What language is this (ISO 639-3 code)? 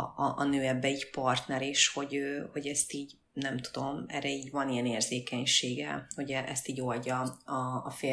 hun